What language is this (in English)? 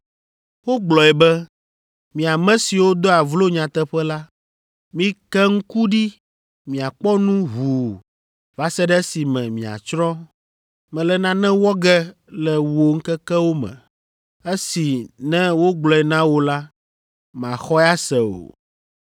Ewe